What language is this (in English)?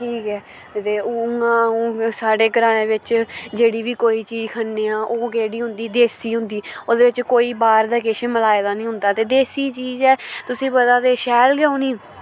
Dogri